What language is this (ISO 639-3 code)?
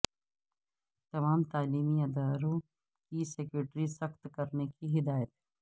urd